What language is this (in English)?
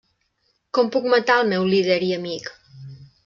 Catalan